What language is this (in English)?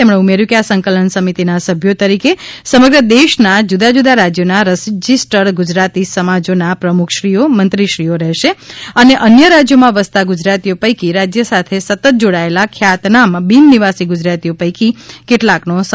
Gujarati